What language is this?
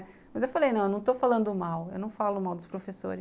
Portuguese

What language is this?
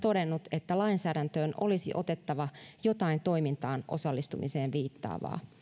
Finnish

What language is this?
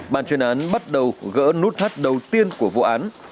Vietnamese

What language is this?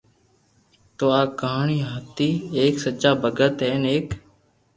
Loarki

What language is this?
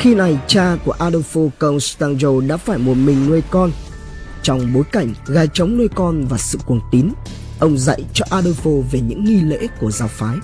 Vietnamese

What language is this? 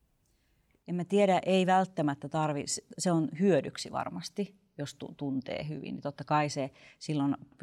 Finnish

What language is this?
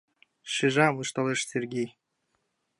Mari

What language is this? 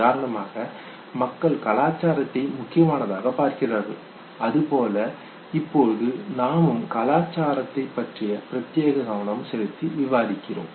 Tamil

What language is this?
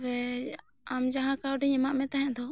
Santali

